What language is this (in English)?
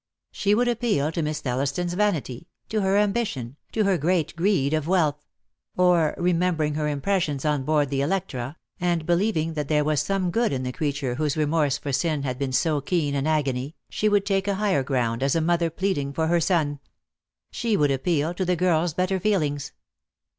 English